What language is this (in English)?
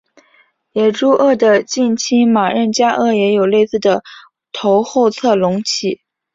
Chinese